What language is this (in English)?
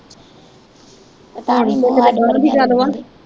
Punjabi